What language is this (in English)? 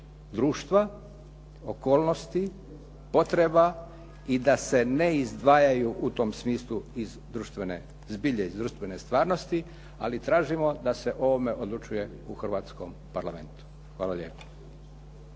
Croatian